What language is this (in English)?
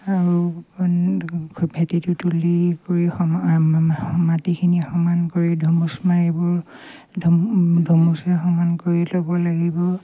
Assamese